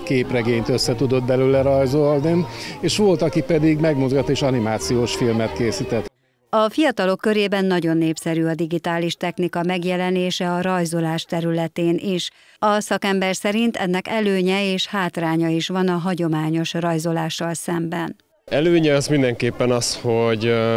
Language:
Hungarian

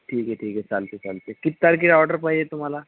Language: Marathi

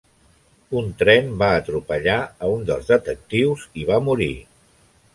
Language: Catalan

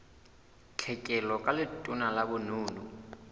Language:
Southern Sotho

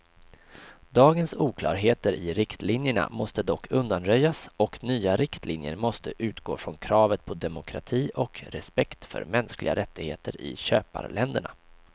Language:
Swedish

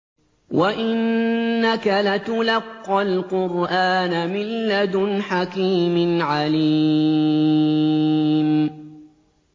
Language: Arabic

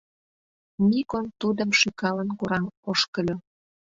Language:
Mari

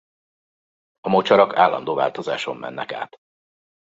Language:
Hungarian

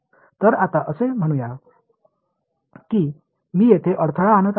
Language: Marathi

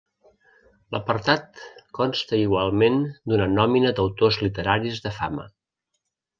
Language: Catalan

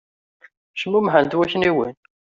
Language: Kabyle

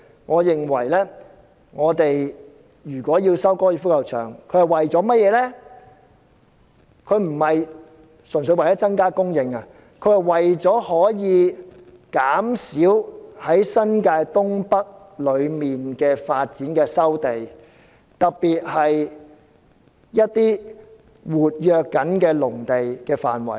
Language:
Cantonese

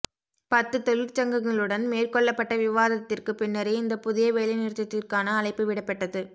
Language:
Tamil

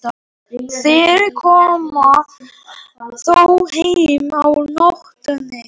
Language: Icelandic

